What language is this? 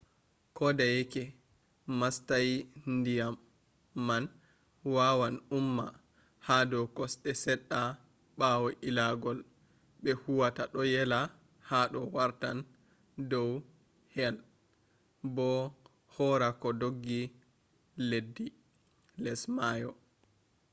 Fula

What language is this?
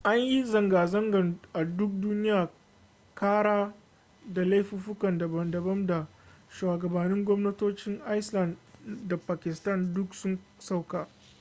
Hausa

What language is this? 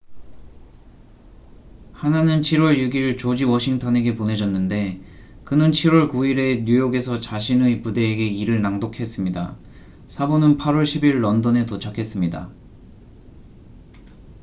Korean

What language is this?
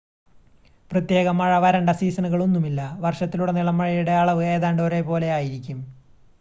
Malayalam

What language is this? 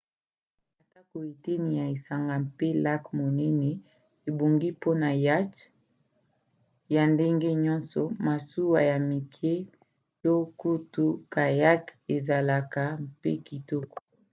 Lingala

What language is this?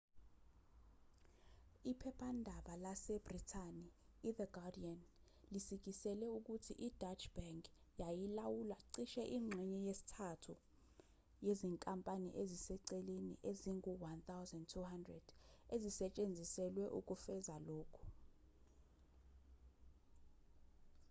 Zulu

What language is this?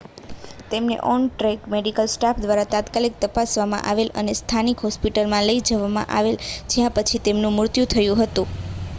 Gujarati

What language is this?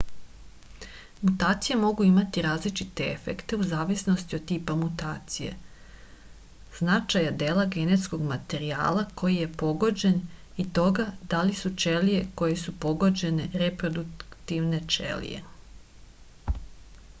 Serbian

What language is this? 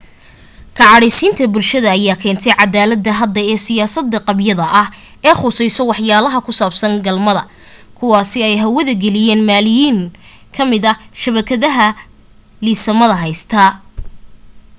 Somali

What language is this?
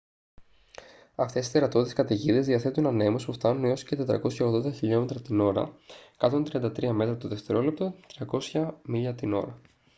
Greek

